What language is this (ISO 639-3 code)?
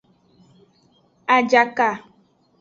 ajg